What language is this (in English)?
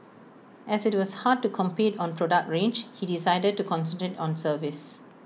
English